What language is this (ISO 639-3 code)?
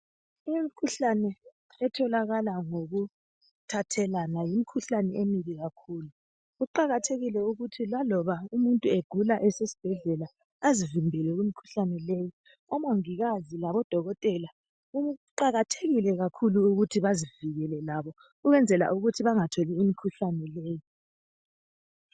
nde